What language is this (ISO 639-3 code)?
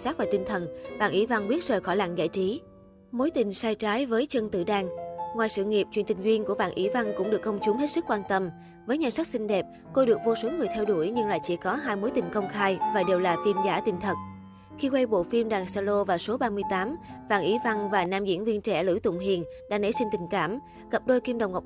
vie